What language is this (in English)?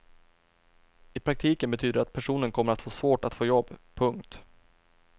Swedish